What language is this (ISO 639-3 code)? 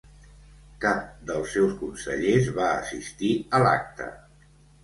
cat